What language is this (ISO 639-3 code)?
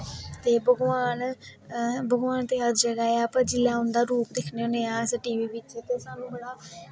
doi